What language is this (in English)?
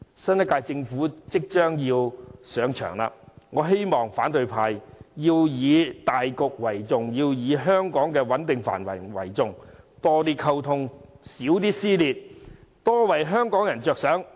Cantonese